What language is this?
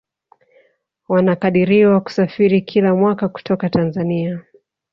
Swahili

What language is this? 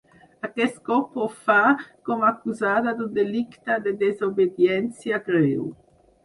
Catalan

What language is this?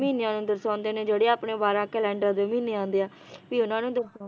Punjabi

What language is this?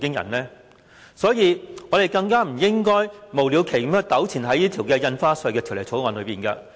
Cantonese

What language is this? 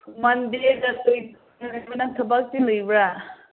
Manipuri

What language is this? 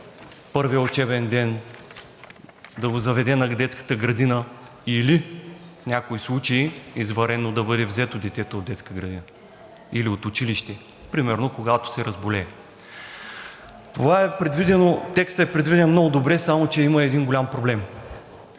Bulgarian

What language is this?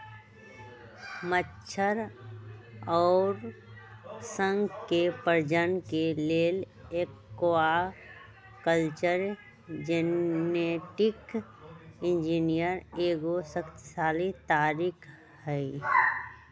Magahi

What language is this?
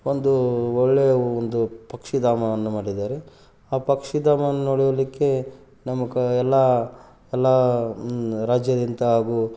Kannada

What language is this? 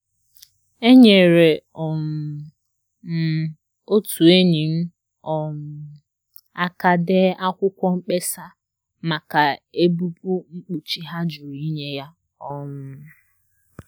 Igbo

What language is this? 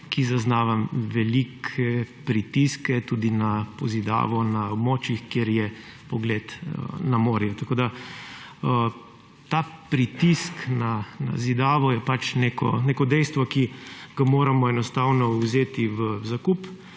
Slovenian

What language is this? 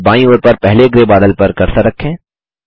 Hindi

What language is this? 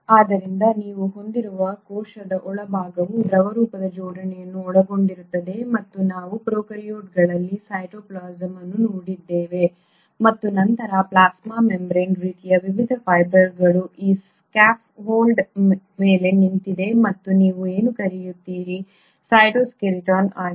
Kannada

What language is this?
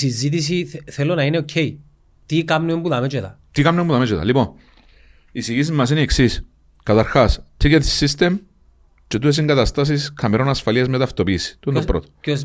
Greek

